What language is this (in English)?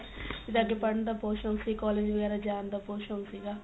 Punjabi